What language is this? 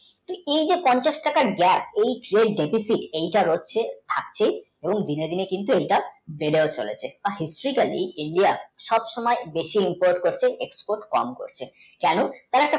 Bangla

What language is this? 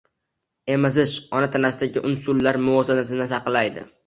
Uzbek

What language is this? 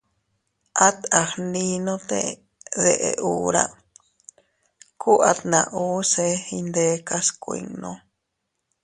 Teutila Cuicatec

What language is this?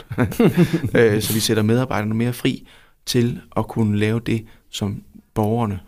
Danish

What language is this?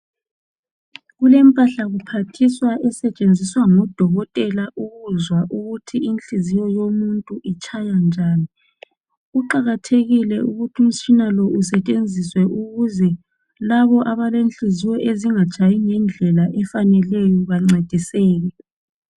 North Ndebele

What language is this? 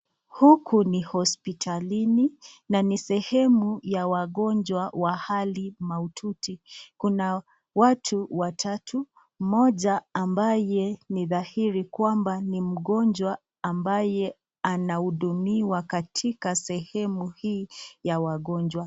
Swahili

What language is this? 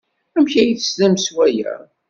Kabyle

